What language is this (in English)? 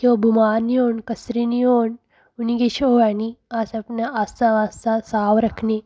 Dogri